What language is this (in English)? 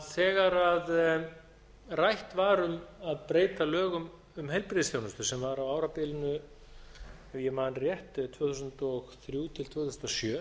Icelandic